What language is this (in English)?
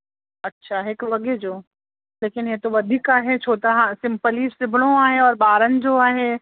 Sindhi